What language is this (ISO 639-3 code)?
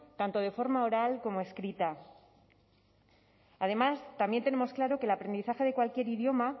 spa